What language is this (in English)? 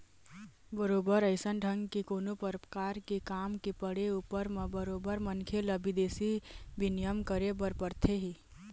Chhattisgarhi